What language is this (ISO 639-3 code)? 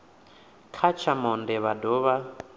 ven